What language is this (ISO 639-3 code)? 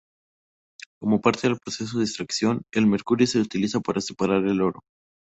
spa